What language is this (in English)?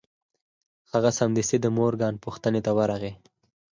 Pashto